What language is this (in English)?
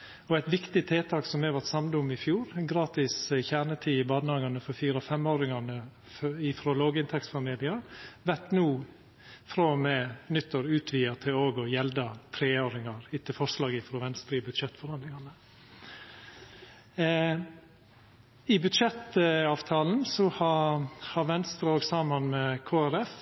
Norwegian Nynorsk